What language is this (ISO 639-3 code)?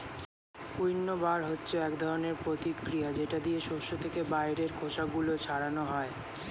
ben